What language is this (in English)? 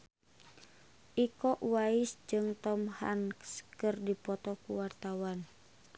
Sundanese